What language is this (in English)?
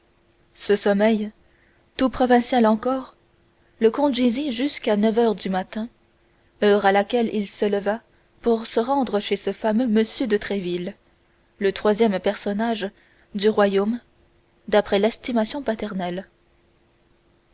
French